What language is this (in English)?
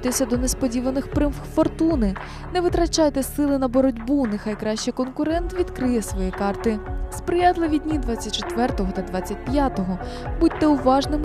Ukrainian